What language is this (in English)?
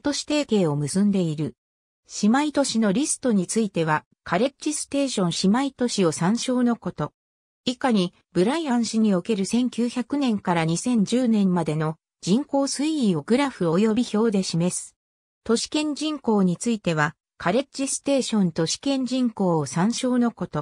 Japanese